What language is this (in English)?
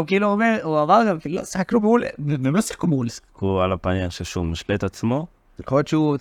Hebrew